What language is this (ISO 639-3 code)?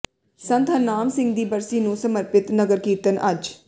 pan